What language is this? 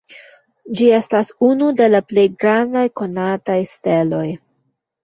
Esperanto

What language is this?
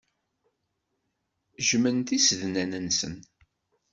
Kabyle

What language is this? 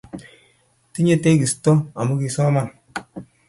Kalenjin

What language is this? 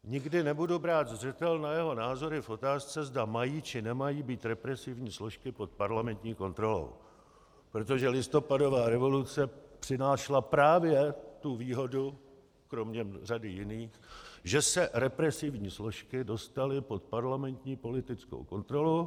Czech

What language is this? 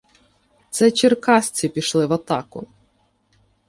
Ukrainian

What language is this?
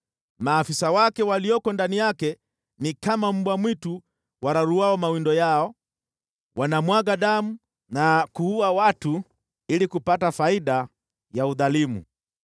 Swahili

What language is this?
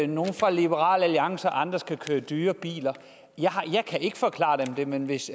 Danish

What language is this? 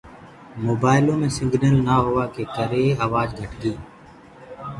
Gurgula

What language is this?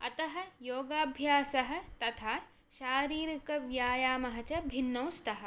Sanskrit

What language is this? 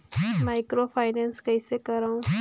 Chhattisgarhi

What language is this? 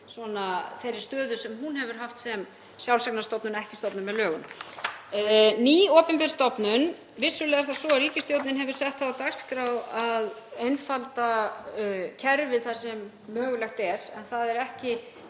Icelandic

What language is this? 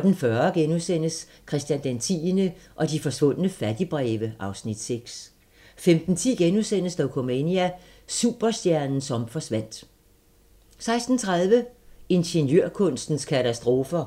Danish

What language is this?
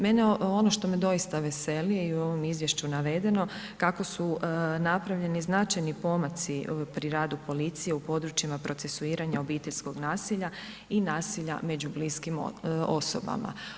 Croatian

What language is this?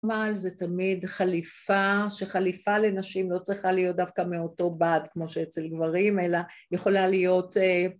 Hebrew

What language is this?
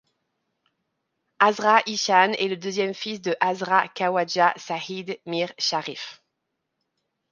French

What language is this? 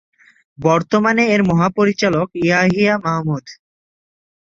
Bangla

